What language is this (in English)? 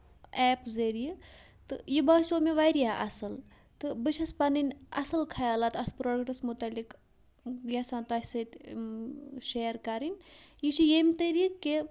Kashmiri